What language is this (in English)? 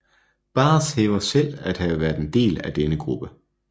Danish